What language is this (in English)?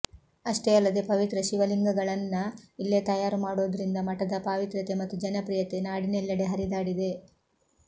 Kannada